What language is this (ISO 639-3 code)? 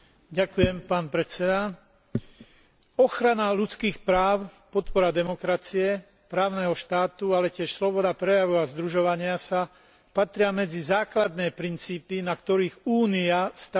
slk